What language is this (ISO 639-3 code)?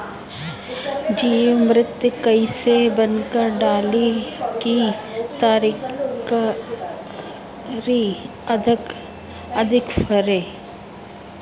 bho